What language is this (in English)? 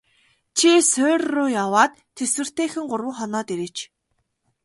Mongolian